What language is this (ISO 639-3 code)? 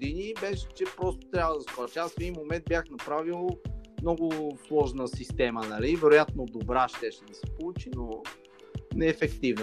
bul